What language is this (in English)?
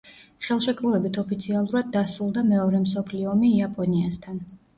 Georgian